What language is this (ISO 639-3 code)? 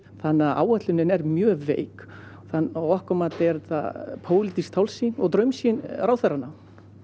isl